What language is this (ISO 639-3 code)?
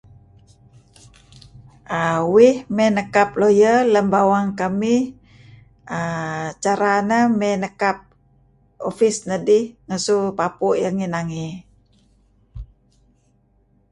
kzi